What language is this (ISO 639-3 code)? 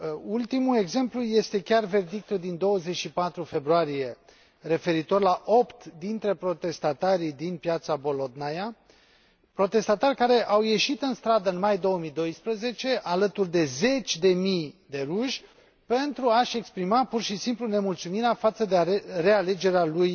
ron